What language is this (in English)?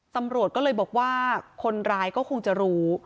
Thai